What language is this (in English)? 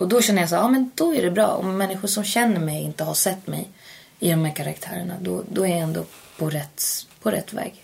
Swedish